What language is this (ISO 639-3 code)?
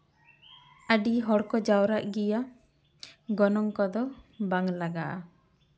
sat